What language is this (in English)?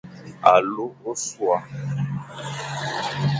Fang